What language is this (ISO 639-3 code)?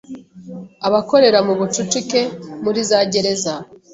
kin